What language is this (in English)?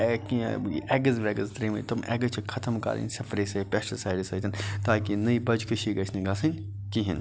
Kashmiri